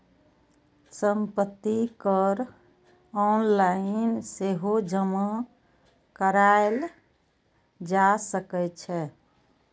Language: Maithili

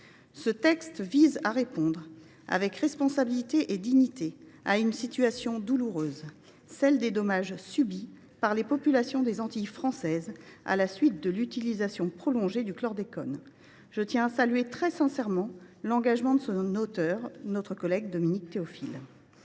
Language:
French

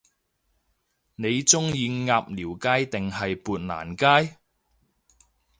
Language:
Cantonese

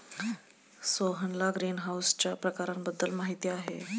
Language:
Marathi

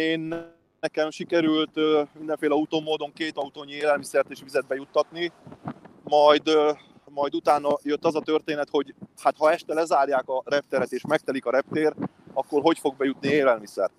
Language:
Hungarian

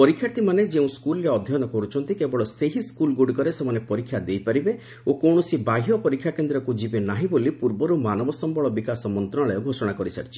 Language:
Odia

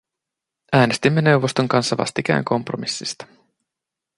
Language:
Finnish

